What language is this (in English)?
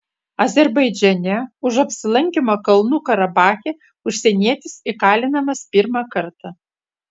Lithuanian